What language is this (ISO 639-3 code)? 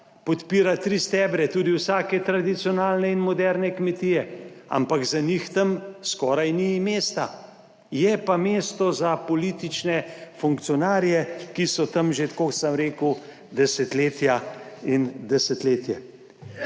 slv